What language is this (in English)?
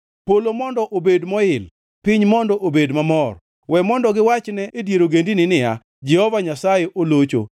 Luo (Kenya and Tanzania)